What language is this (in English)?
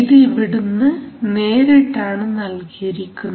Malayalam